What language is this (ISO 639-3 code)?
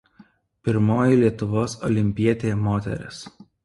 lit